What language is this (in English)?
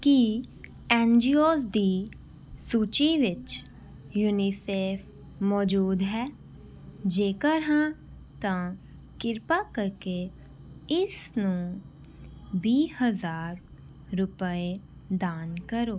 Punjabi